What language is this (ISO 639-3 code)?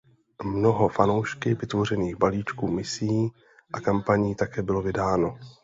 ces